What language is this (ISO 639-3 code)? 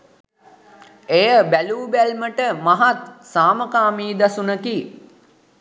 sin